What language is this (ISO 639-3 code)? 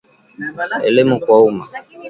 swa